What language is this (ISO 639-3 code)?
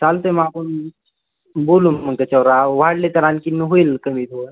mar